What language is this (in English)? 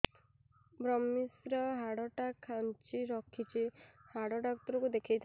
Odia